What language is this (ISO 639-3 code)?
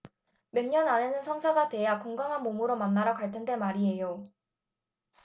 kor